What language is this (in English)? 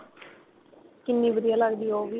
Punjabi